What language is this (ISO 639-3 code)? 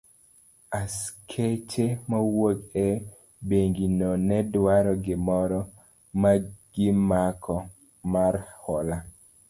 luo